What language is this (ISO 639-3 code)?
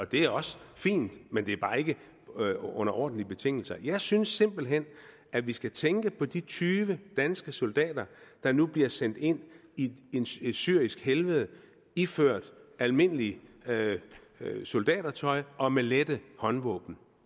dan